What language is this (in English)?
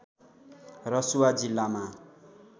Nepali